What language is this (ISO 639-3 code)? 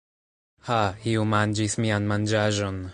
epo